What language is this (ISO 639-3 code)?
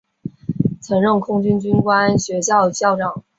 zho